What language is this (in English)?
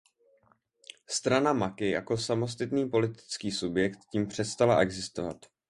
Czech